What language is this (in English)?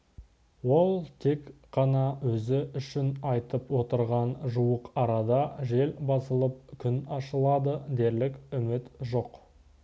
Kazakh